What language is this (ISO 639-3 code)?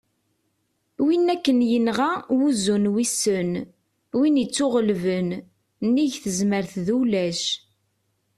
kab